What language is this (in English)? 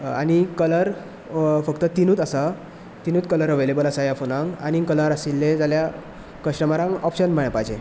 Konkani